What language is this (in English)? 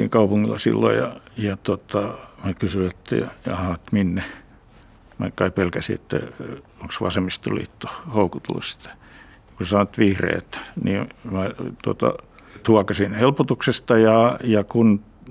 Finnish